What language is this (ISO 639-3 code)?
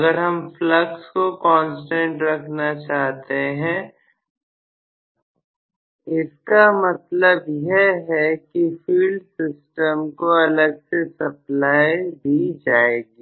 hin